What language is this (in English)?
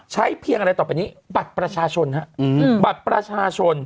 Thai